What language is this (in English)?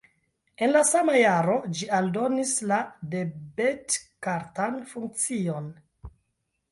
Esperanto